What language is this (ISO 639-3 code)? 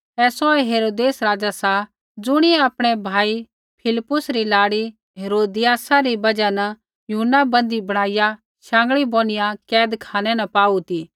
kfx